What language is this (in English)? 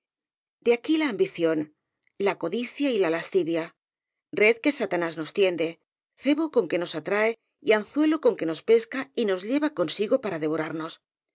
Spanish